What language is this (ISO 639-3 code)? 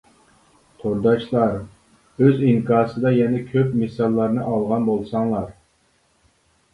uig